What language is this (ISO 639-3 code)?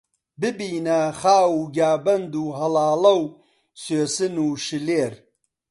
ckb